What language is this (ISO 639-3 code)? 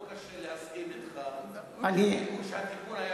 heb